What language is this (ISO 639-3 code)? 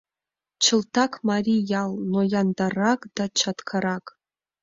chm